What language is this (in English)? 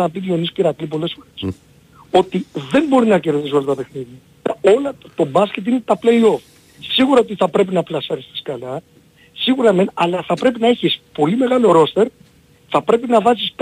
Greek